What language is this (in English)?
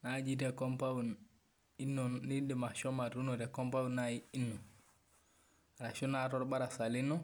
Masai